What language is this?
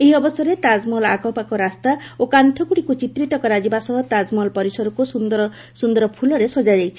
Odia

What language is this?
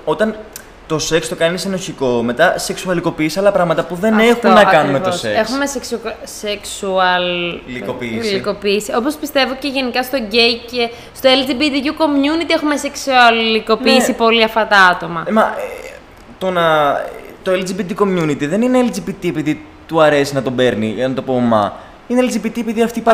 Greek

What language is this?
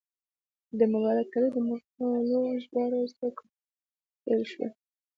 Pashto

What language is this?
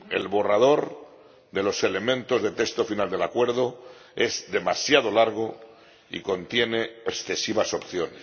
Spanish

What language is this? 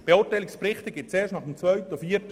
Swiss German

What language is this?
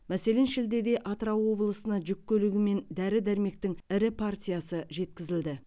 Kazakh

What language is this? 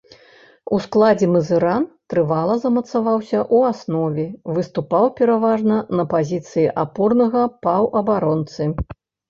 Belarusian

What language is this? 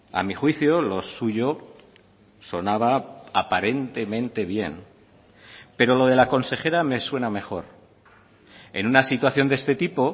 Spanish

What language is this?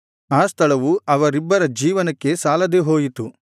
Kannada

